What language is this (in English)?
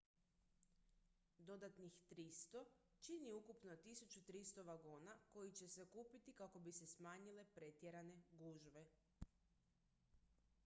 Croatian